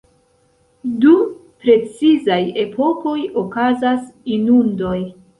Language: Esperanto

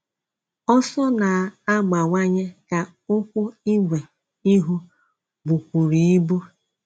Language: Igbo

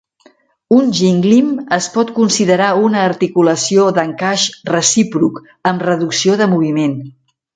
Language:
Catalan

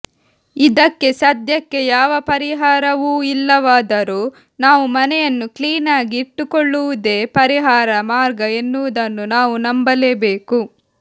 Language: Kannada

